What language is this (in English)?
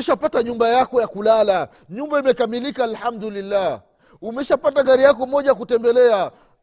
Swahili